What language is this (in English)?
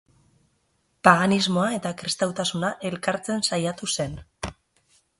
Basque